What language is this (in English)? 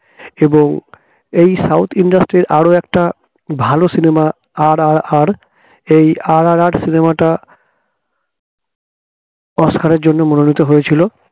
Bangla